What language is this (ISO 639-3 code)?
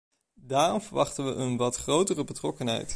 nld